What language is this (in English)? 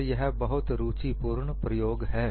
Hindi